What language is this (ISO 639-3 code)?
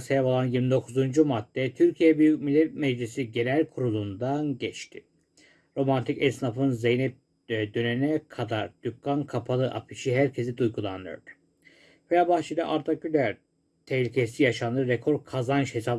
tur